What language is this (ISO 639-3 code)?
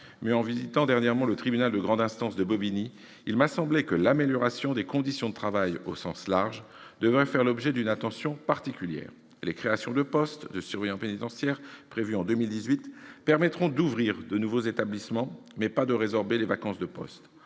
fra